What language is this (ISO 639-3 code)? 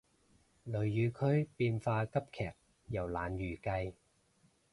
yue